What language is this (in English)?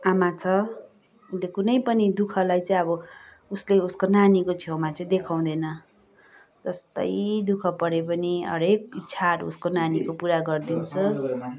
Nepali